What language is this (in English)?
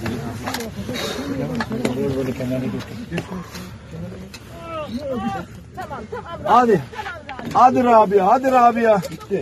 Turkish